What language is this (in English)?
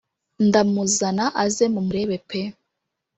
Kinyarwanda